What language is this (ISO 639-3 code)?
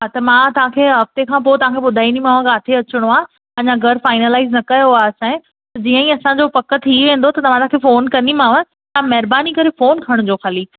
snd